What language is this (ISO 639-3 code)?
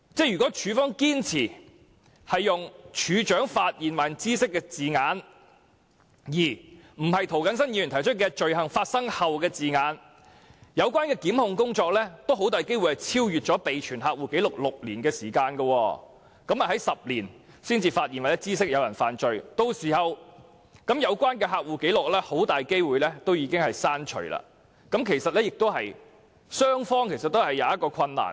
yue